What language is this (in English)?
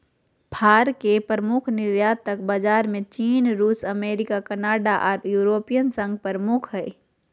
Magahi